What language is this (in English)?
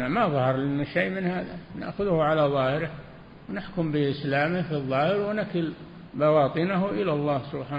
Arabic